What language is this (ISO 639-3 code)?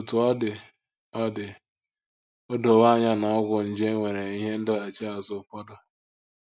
ibo